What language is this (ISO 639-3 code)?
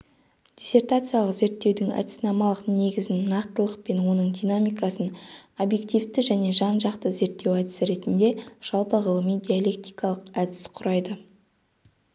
kaz